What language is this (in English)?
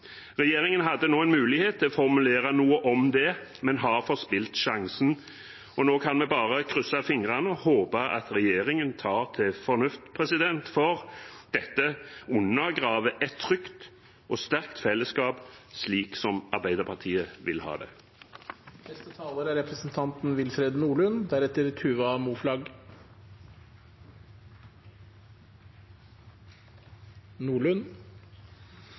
Norwegian Bokmål